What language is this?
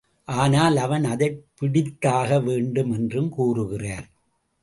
Tamil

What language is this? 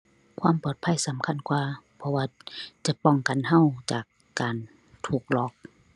Thai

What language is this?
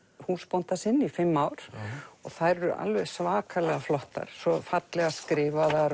Icelandic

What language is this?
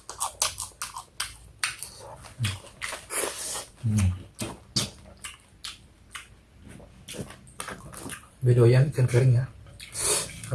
Indonesian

